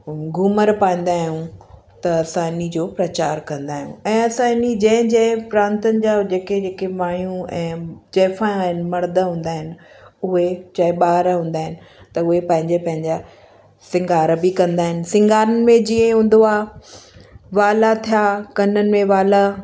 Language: Sindhi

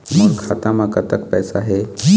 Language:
Chhattisgarhi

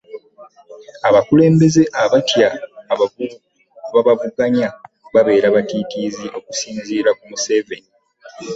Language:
Ganda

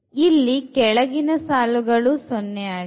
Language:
Kannada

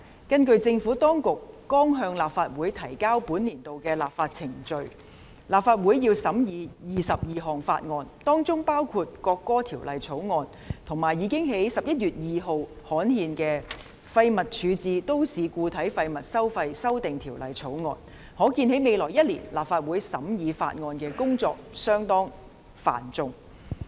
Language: Cantonese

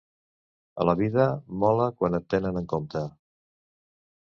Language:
Catalan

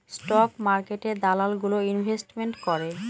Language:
Bangla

